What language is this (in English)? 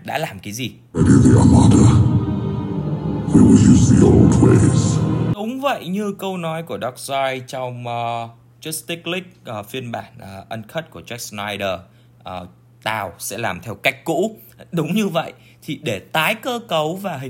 Vietnamese